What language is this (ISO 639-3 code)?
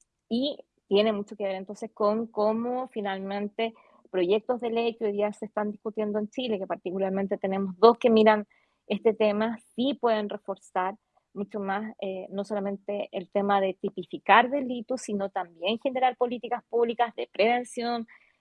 spa